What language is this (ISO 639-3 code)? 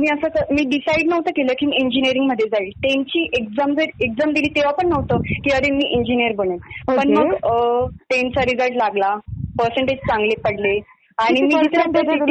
mar